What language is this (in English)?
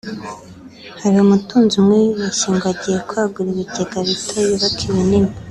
Kinyarwanda